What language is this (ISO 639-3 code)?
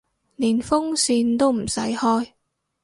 yue